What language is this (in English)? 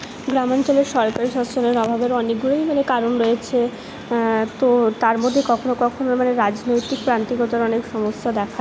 Bangla